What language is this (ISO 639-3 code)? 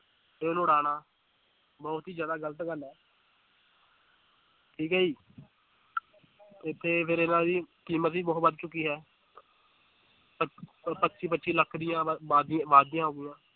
pan